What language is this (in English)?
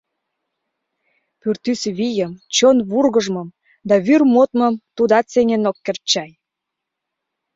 Mari